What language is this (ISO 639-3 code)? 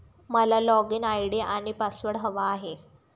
mar